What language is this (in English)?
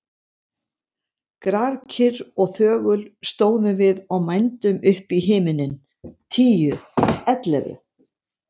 Icelandic